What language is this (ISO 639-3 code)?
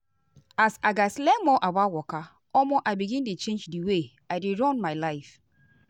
pcm